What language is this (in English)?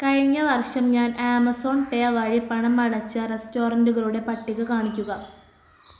Malayalam